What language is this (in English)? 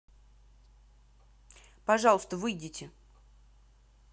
Russian